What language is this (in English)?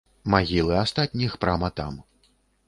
Belarusian